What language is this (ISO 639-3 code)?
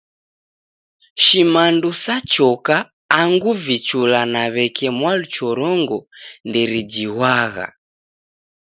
dav